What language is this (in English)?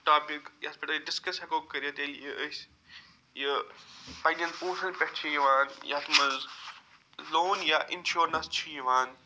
Kashmiri